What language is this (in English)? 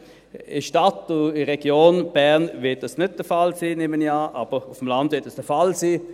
Swiss German